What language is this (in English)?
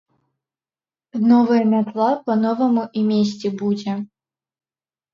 Belarusian